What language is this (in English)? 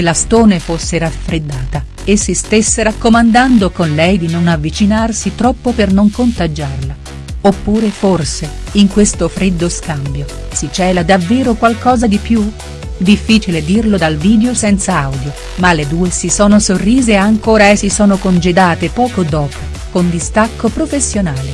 Italian